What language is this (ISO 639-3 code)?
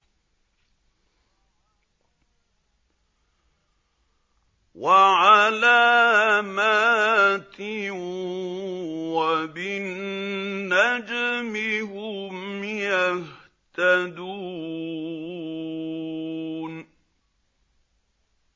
ara